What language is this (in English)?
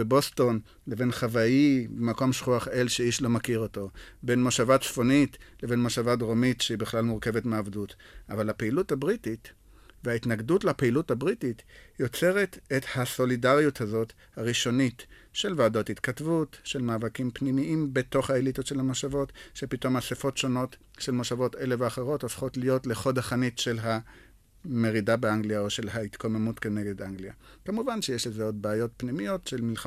Hebrew